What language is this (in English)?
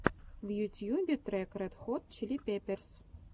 Russian